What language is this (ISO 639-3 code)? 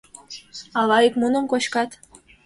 chm